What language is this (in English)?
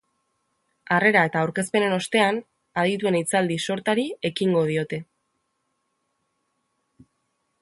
Basque